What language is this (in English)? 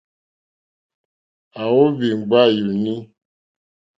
Mokpwe